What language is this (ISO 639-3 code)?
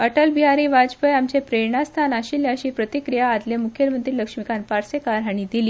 kok